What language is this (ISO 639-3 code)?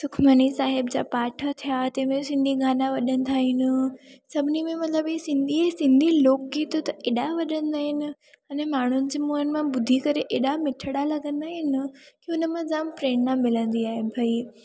snd